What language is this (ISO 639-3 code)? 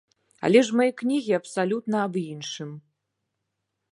bel